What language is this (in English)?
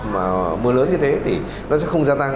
Vietnamese